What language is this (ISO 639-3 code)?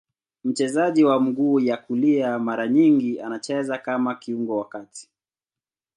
swa